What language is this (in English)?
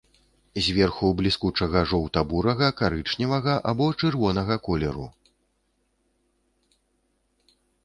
Belarusian